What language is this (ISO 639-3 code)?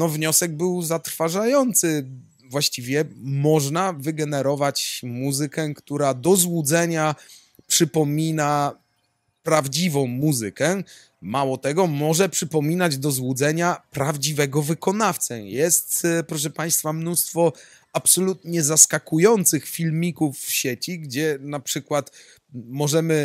pol